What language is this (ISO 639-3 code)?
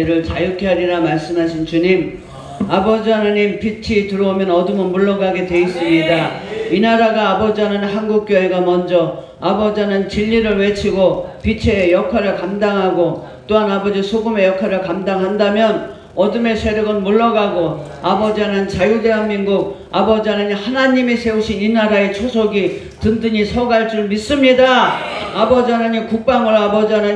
kor